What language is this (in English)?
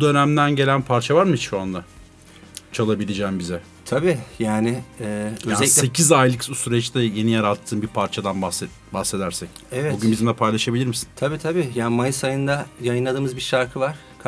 Turkish